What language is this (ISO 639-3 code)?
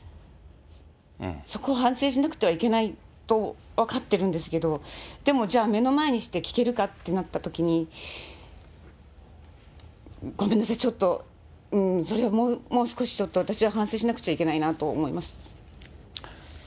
jpn